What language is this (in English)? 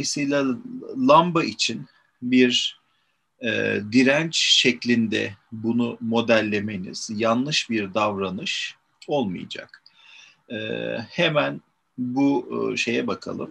Turkish